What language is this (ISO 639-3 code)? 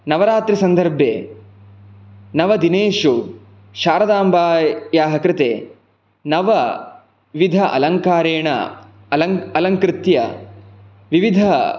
san